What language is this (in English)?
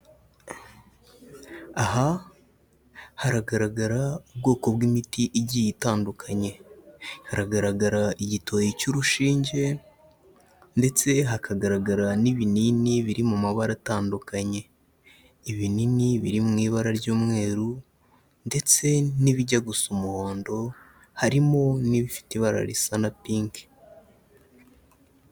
Kinyarwanda